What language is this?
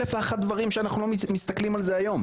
Hebrew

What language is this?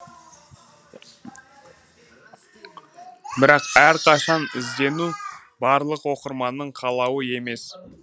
Kazakh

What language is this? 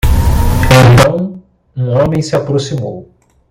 Portuguese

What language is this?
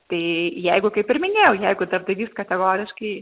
Lithuanian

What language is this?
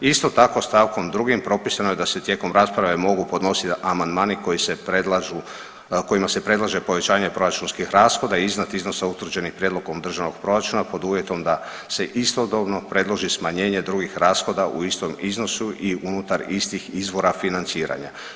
Croatian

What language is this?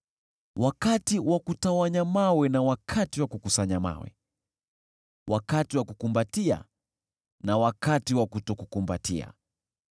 Swahili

